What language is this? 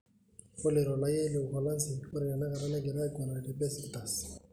Masai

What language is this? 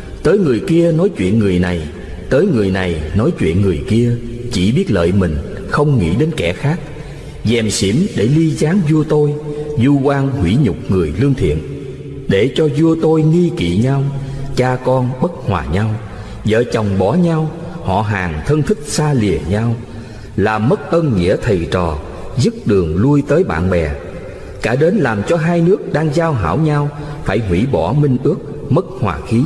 Vietnamese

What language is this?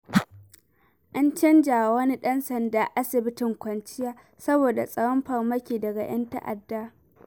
Hausa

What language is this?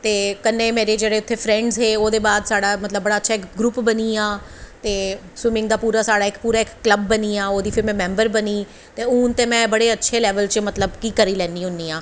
Dogri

